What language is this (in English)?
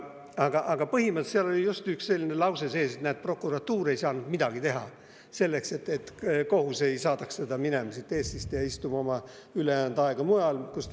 Estonian